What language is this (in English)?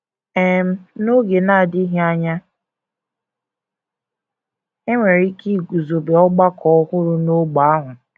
Igbo